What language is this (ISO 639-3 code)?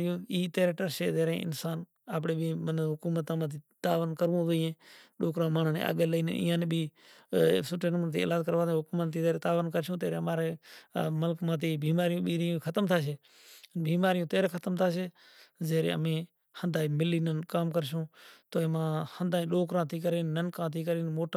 gjk